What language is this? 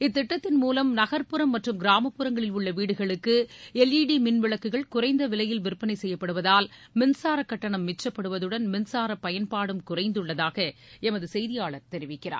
Tamil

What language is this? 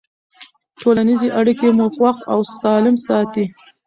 Pashto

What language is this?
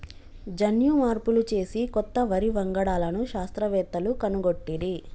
Telugu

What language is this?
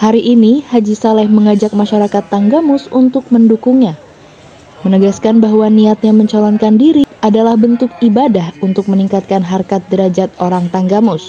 Indonesian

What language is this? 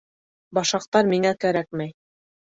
Bashkir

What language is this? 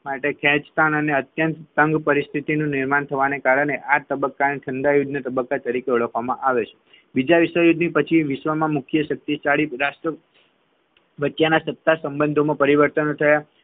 Gujarati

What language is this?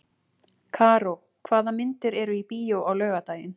Icelandic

